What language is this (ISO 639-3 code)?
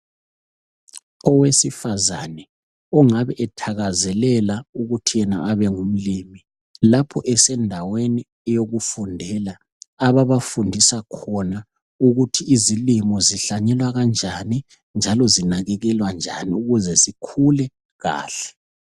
nde